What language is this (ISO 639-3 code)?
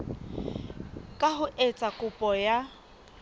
sot